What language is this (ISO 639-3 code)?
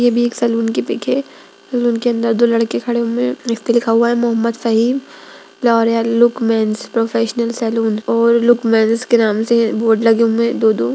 mag